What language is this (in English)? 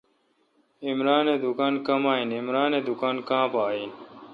Kalkoti